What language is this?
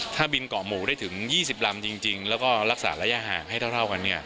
Thai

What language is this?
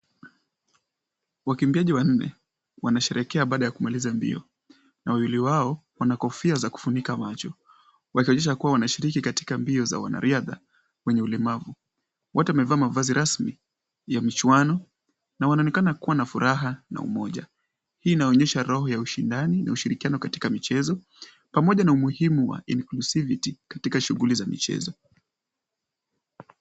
Swahili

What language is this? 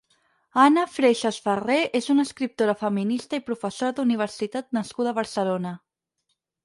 Catalan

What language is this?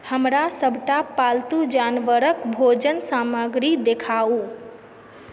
Maithili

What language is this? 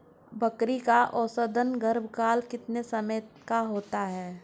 Hindi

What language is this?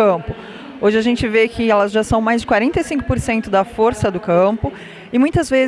Portuguese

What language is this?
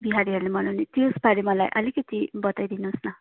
Nepali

